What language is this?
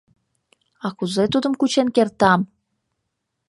Mari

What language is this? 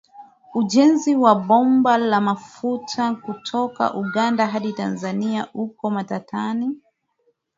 Swahili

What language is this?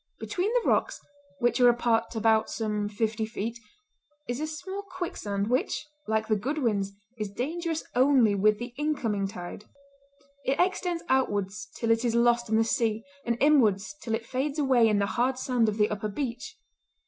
English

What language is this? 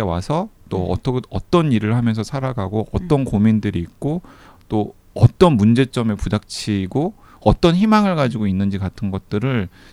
Korean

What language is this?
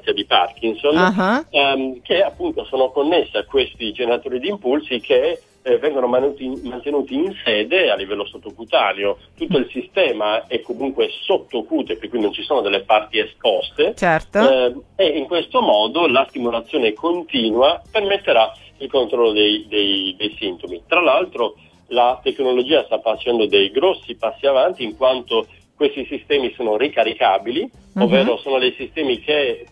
Italian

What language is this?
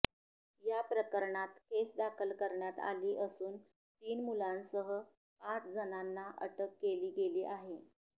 Marathi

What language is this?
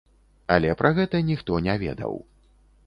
Belarusian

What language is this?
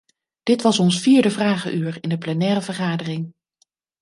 Dutch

